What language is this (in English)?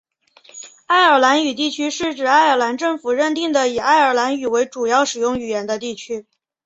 Chinese